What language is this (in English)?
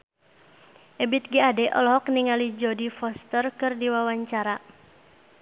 Sundanese